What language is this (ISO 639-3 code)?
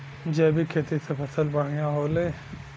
bho